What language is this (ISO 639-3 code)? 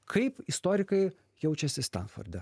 lit